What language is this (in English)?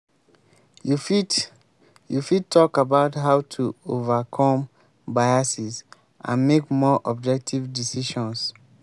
Nigerian Pidgin